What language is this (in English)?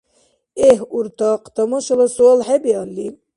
Dargwa